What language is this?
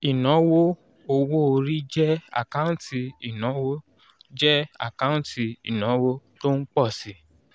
Yoruba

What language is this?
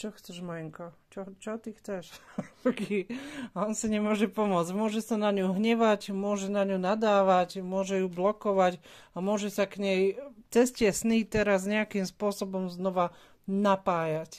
Slovak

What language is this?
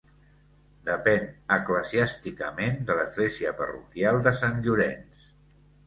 Catalan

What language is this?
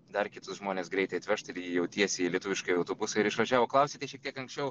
Lithuanian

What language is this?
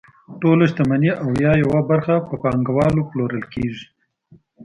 Pashto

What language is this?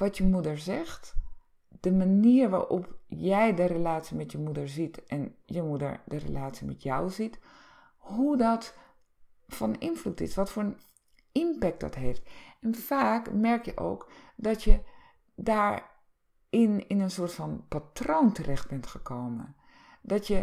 Dutch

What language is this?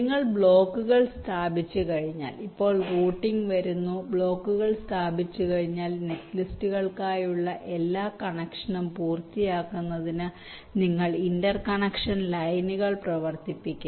Malayalam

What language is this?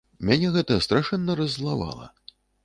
Belarusian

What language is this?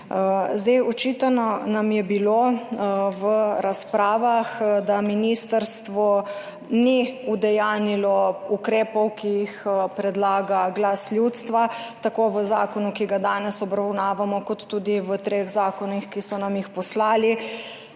Slovenian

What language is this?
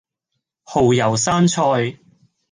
Cantonese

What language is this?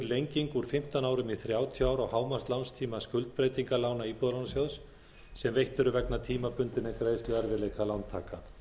Icelandic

